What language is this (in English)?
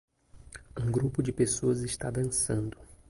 Portuguese